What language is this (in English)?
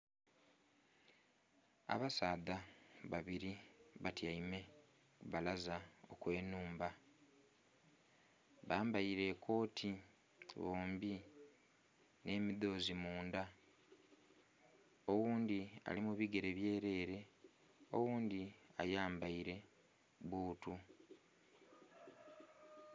Soga